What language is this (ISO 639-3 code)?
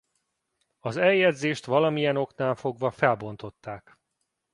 hun